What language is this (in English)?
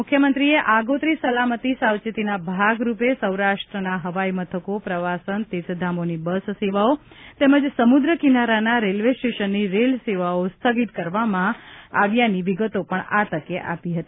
Gujarati